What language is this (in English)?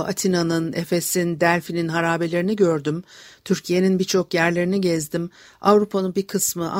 Turkish